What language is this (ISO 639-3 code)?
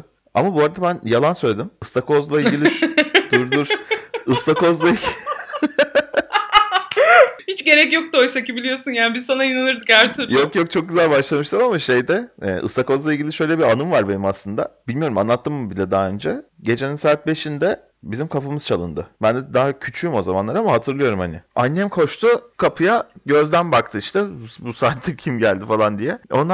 tur